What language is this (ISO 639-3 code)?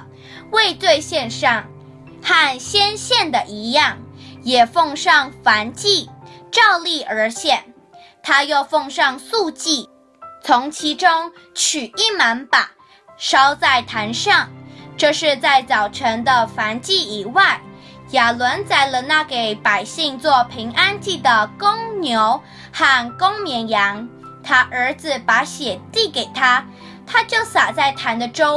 zho